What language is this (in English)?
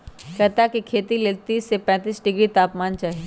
Magahi